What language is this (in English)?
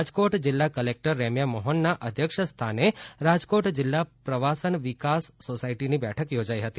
Gujarati